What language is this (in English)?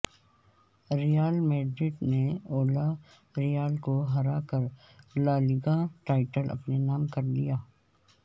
Urdu